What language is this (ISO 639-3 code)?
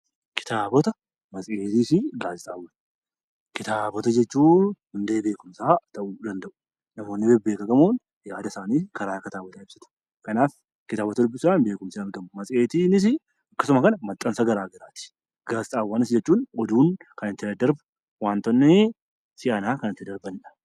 orm